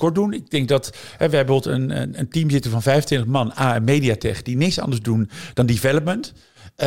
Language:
Dutch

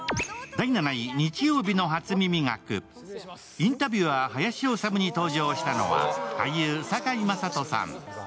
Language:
Japanese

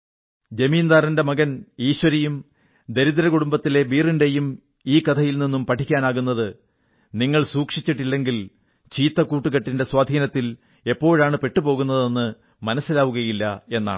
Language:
Malayalam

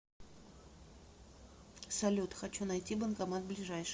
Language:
Russian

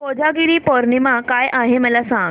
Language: Marathi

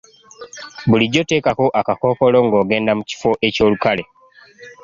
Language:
Ganda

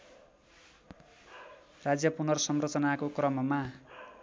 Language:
Nepali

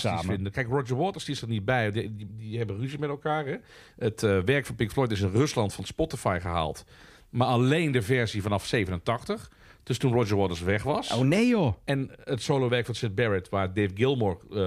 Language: Dutch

